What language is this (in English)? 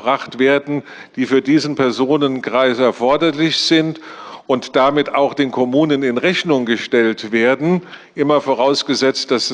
German